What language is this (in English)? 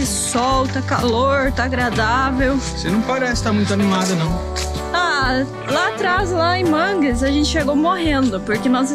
Portuguese